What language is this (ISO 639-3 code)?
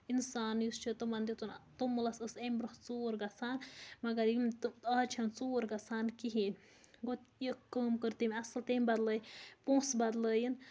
kas